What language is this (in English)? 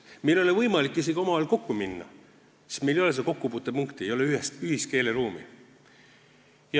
Estonian